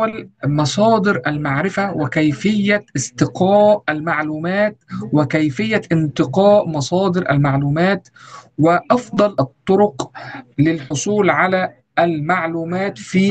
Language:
Arabic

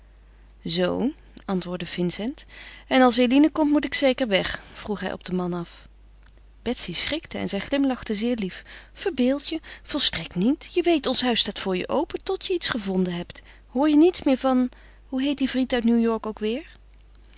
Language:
Dutch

